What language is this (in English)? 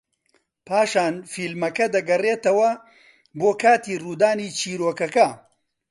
Central Kurdish